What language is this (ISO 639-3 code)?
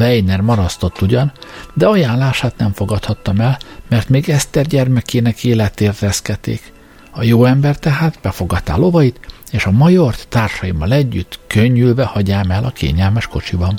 hun